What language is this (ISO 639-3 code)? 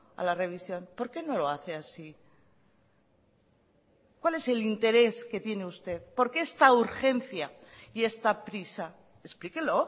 spa